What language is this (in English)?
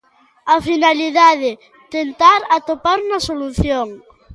Galician